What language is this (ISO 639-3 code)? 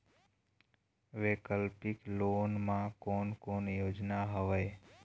hne